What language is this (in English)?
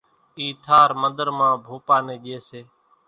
Kachi Koli